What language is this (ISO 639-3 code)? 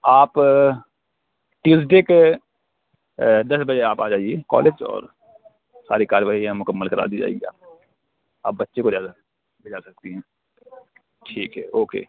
urd